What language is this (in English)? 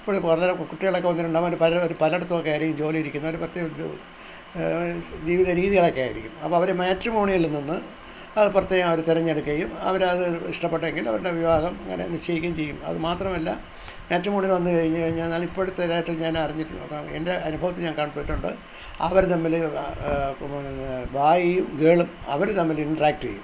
Malayalam